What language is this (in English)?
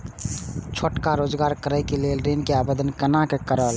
Maithili